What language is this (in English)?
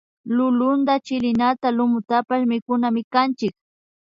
Imbabura Highland Quichua